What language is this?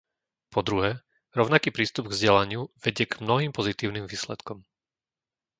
Slovak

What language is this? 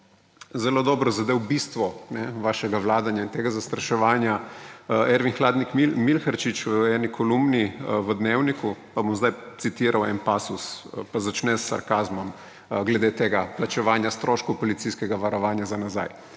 Slovenian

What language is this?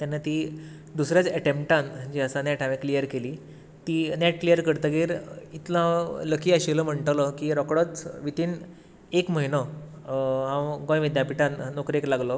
Konkani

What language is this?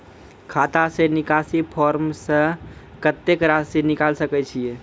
Maithili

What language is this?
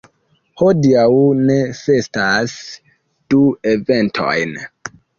Esperanto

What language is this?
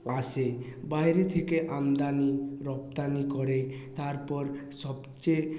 Bangla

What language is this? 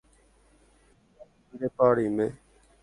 Guarani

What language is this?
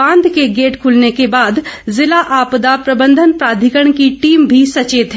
Hindi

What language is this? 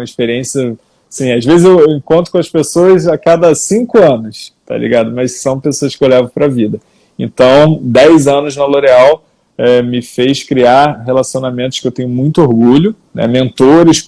Portuguese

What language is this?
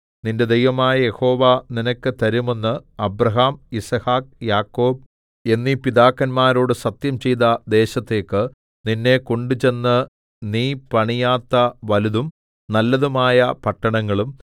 Malayalam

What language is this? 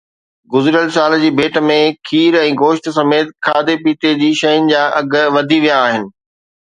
Sindhi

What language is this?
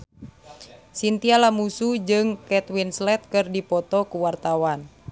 Sundanese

